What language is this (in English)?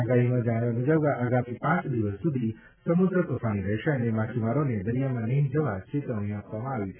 Gujarati